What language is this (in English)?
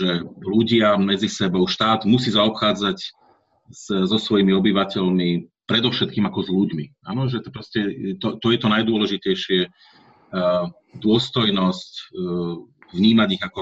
Slovak